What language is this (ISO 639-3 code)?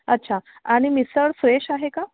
mar